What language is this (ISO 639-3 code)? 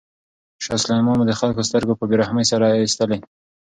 pus